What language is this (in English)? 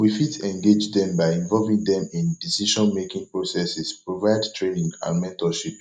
Nigerian Pidgin